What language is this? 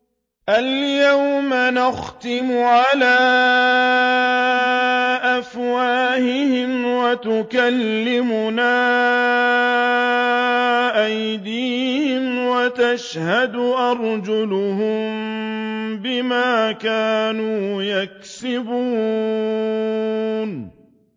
Arabic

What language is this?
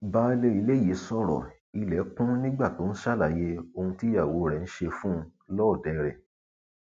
Yoruba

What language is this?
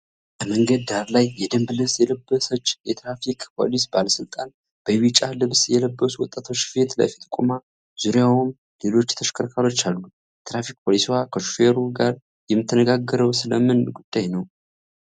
Amharic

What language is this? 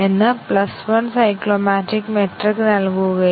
Malayalam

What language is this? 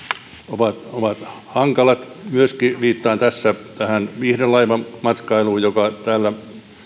Finnish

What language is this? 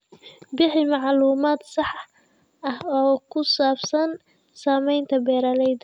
Somali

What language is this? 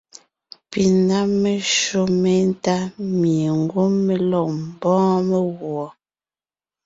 Ngiemboon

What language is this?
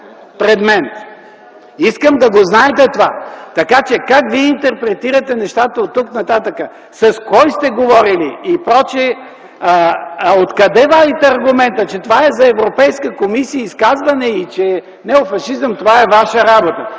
Bulgarian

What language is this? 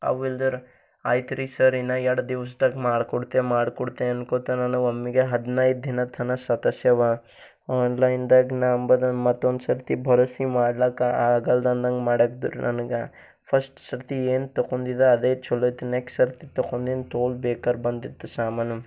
Kannada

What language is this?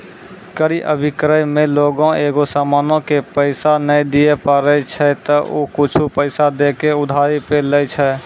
Maithili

